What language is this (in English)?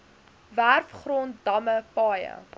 Afrikaans